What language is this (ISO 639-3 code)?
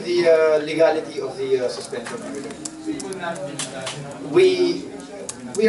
fil